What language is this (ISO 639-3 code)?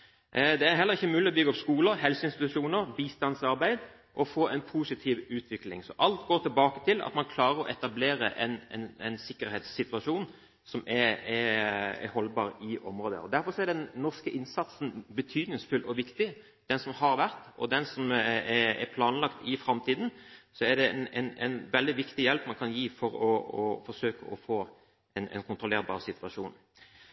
nob